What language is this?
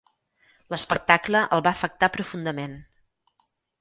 Catalan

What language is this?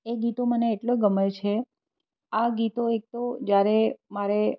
Gujarati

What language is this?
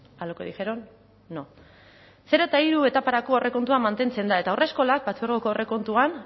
Basque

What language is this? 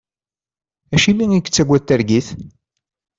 Kabyle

